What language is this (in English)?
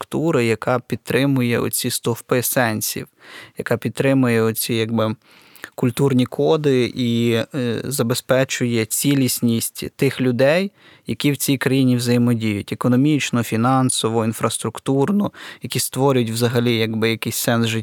Ukrainian